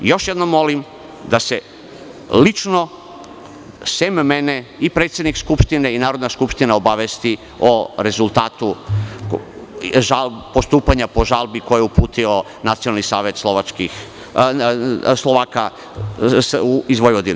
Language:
Serbian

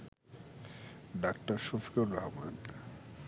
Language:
Bangla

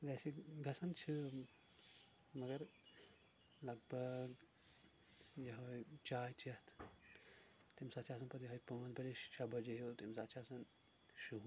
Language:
Kashmiri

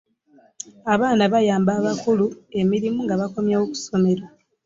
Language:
Ganda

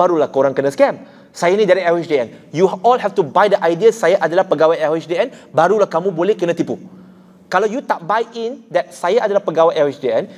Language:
Malay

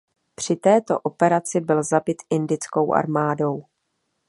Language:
Czech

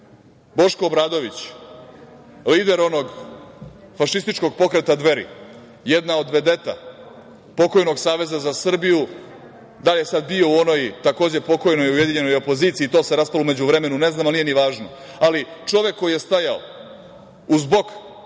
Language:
Serbian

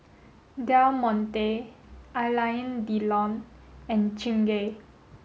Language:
English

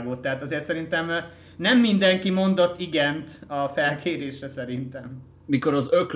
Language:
Hungarian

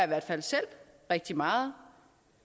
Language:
Danish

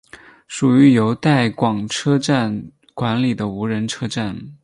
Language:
Chinese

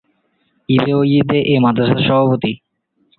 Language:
Bangla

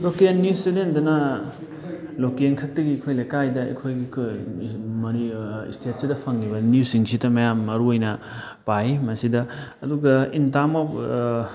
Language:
Manipuri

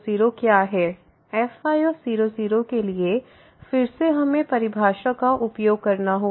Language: Hindi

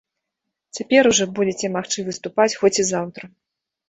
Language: Belarusian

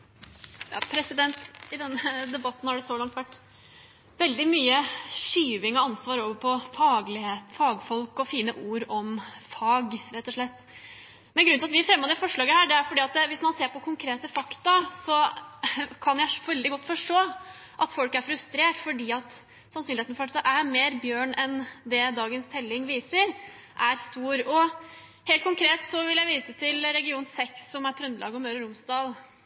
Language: Norwegian Bokmål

